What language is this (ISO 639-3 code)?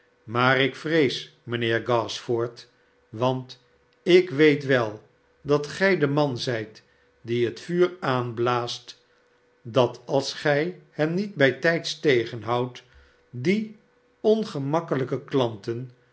nld